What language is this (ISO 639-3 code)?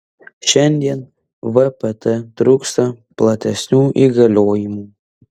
lit